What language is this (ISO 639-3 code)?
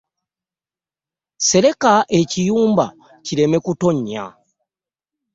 lug